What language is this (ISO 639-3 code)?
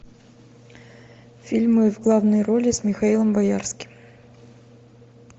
rus